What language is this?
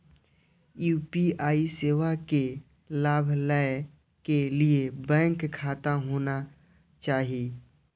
Maithili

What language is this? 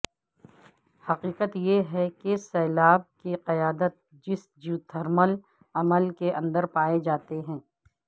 Urdu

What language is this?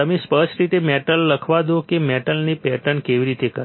Gujarati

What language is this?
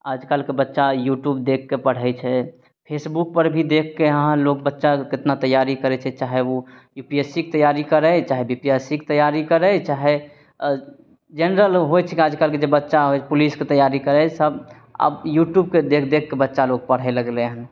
Maithili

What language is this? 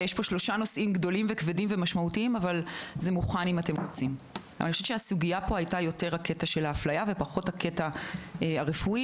Hebrew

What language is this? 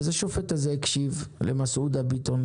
Hebrew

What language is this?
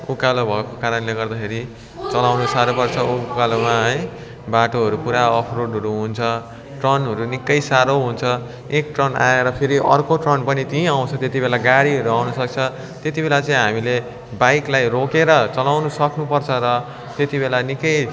Nepali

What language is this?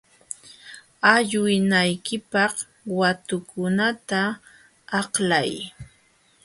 Jauja Wanca Quechua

